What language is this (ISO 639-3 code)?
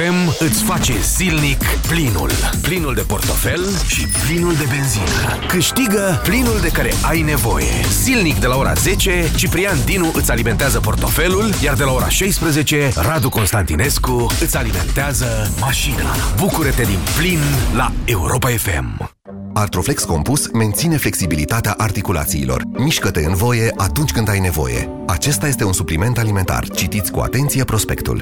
ron